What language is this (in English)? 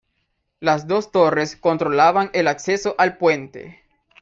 Spanish